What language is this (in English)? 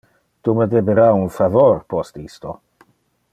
Interlingua